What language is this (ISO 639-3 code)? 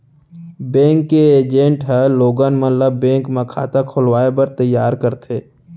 hne